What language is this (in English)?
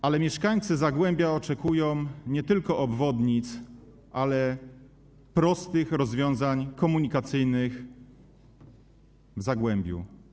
Polish